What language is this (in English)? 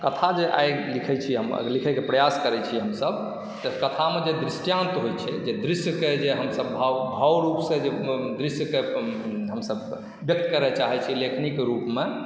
Maithili